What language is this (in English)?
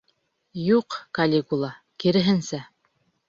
Bashkir